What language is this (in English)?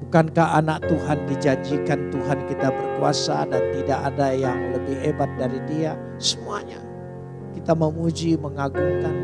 Indonesian